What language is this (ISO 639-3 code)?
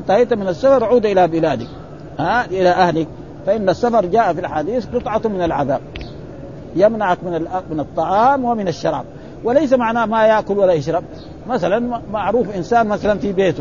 ara